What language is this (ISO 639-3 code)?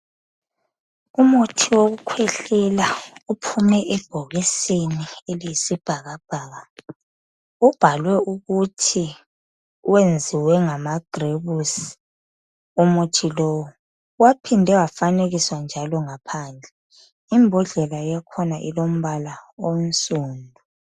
nde